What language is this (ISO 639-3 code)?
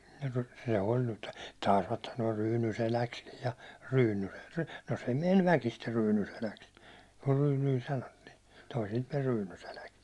fin